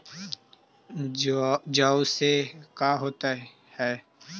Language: Magahi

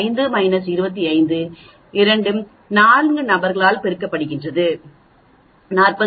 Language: Tamil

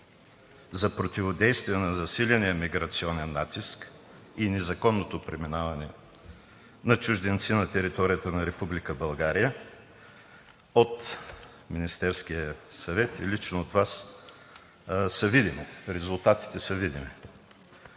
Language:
Bulgarian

